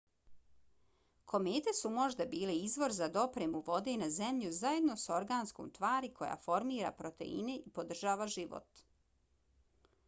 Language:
Bosnian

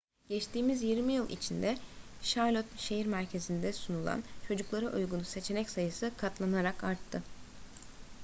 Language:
Turkish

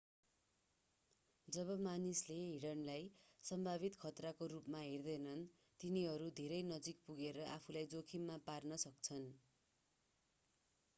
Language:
Nepali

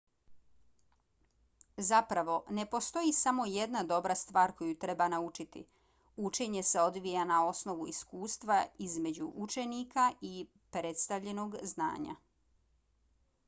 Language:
Bosnian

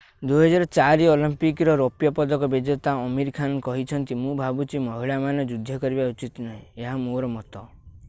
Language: Odia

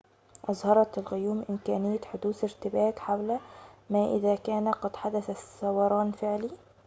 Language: Arabic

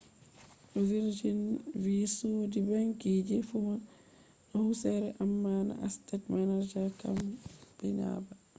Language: Fula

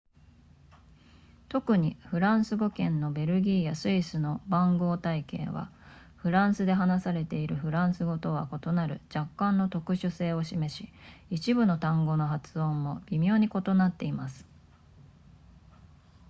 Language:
Japanese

